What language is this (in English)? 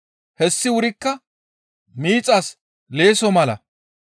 Gamo